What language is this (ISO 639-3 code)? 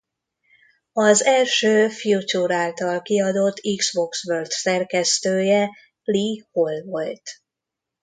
hun